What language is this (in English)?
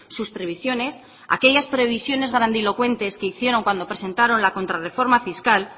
Spanish